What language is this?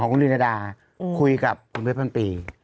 Thai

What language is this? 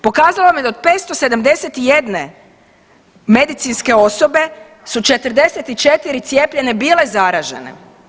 Croatian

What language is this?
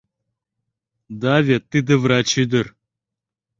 Mari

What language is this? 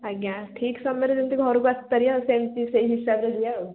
Odia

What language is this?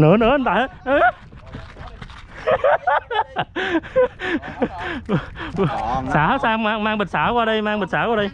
Vietnamese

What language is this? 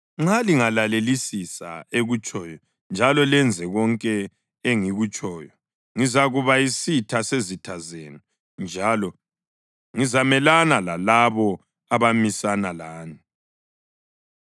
North Ndebele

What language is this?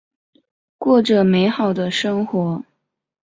Chinese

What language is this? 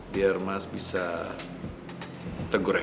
Indonesian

